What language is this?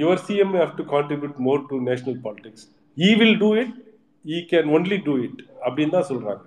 Tamil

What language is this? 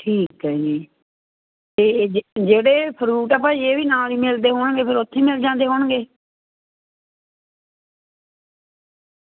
Punjabi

